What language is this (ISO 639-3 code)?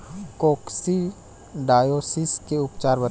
bho